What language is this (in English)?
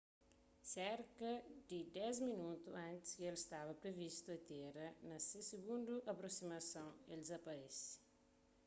Kabuverdianu